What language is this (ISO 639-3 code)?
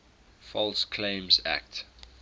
eng